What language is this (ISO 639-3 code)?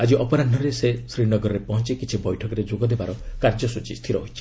ori